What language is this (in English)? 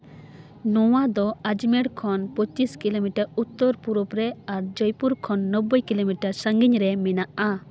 Santali